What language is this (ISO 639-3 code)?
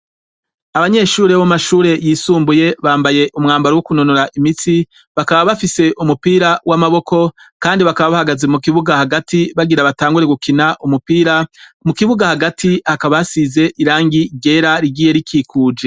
run